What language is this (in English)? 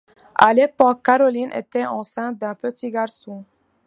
French